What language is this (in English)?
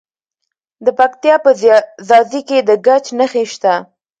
Pashto